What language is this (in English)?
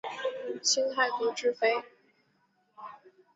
Chinese